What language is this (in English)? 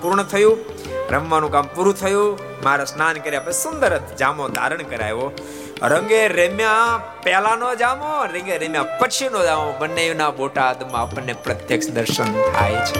Gujarati